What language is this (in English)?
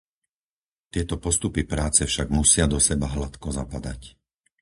Slovak